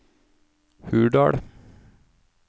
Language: Norwegian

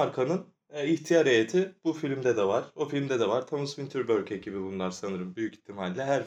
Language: Turkish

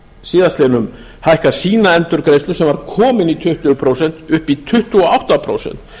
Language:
Icelandic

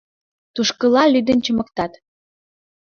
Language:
Mari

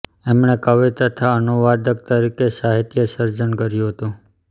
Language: Gujarati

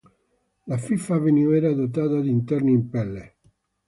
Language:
Italian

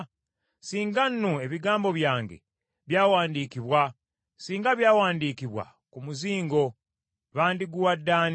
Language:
Ganda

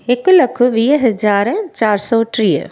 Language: Sindhi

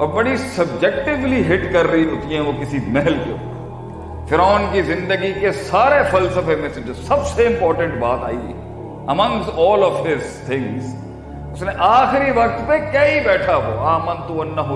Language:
Urdu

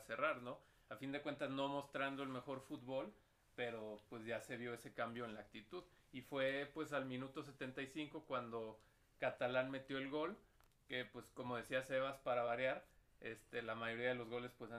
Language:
Spanish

